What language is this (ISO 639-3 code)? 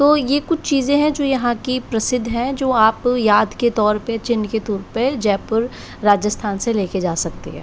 hin